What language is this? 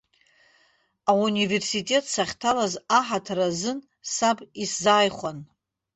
Abkhazian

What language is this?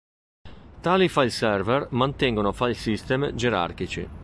Italian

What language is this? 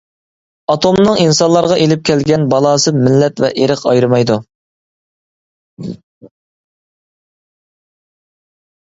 Uyghur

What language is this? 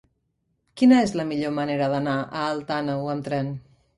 Catalan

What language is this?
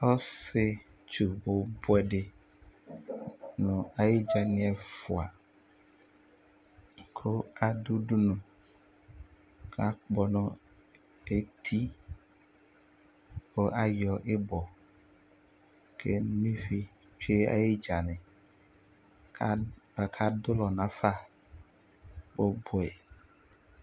Ikposo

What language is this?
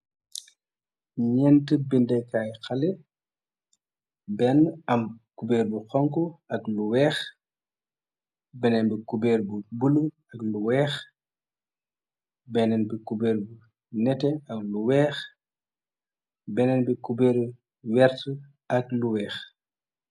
Wolof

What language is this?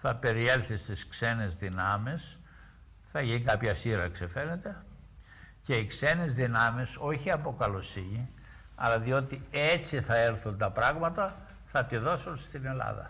Greek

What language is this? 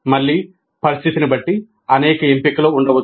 Telugu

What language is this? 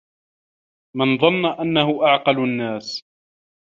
Arabic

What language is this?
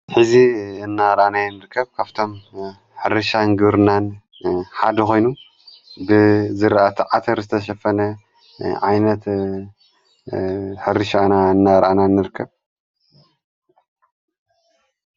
Tigrinya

